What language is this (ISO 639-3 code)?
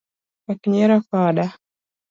luo